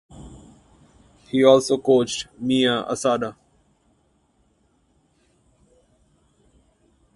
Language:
English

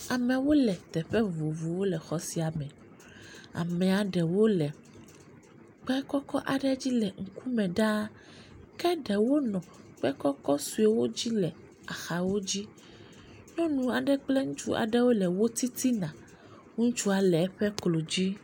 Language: Ewe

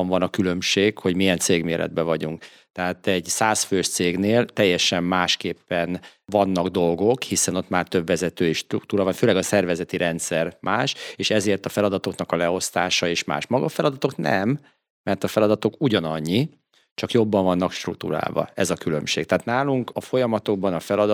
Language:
Hungarian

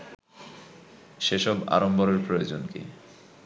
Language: Bangla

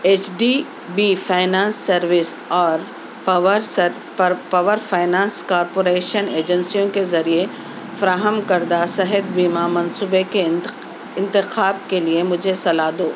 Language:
Urdu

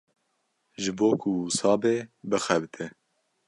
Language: Kurdish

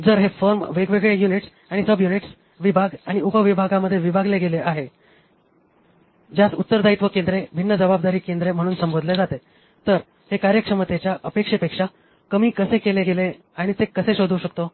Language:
Marathi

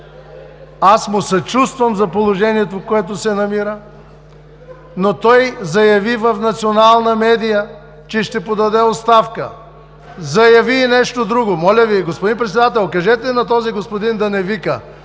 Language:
Bulgarian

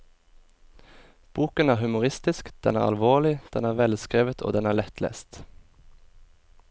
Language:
Norwegian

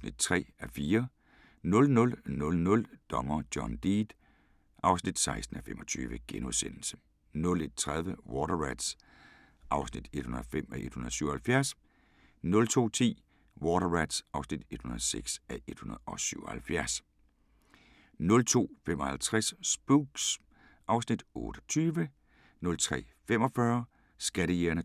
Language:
Danish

